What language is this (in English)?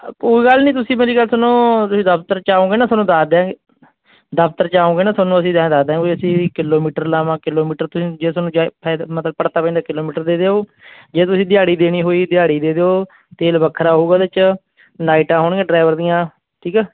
Punjabi